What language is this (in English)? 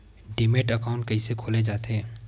Chhattisgarhi